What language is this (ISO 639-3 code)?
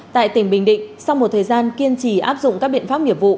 vie